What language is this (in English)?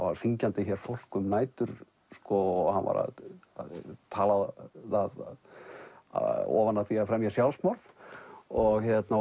Icelandic